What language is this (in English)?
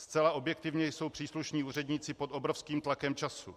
Czech